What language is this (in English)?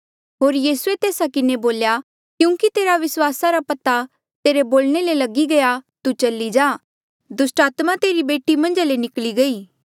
Mandeali